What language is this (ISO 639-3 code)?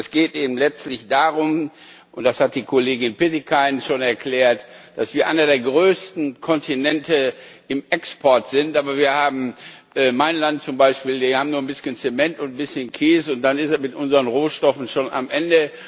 deu